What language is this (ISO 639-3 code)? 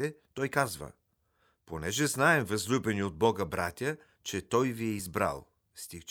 bul